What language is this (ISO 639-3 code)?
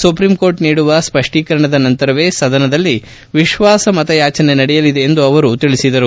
kan